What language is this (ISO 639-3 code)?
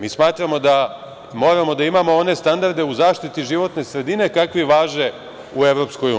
srp